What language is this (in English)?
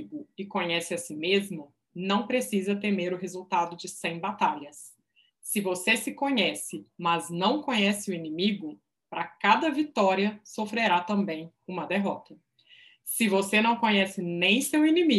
Portuguese